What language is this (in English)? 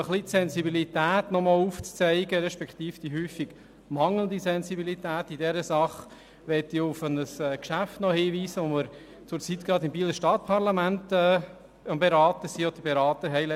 Swiss German